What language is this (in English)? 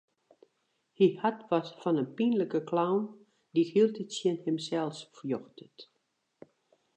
Western Frisian